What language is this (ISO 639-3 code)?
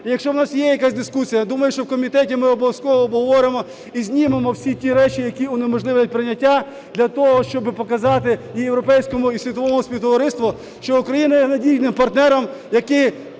ukr